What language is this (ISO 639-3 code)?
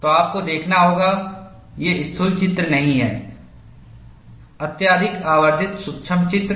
hin